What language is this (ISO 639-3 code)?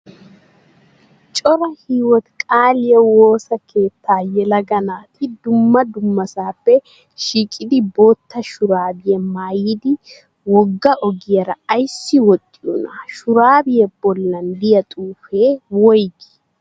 wal